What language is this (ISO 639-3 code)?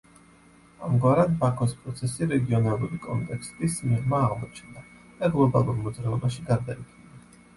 kat